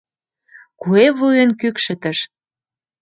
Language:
Mari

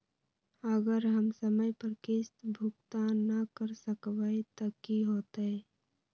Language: Magahi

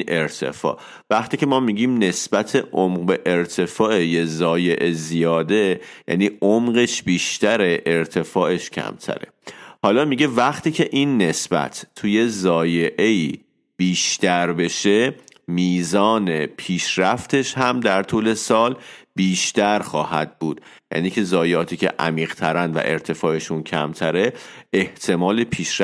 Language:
Persian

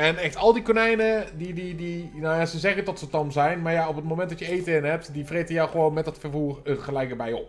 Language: Dutch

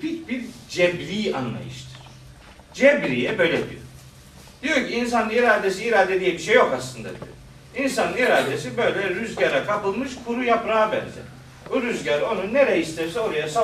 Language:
Turkish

